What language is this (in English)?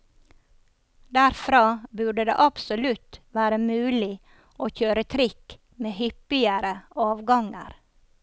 Norwegian